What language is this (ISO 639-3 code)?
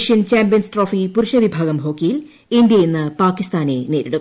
mal